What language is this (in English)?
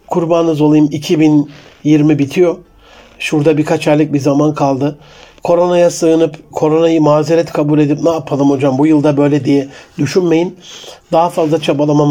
Turkish